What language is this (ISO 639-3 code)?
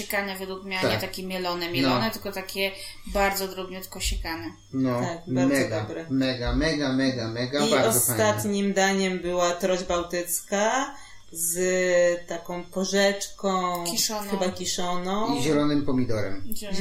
pol